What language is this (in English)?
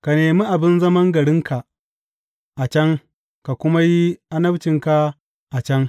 Hausa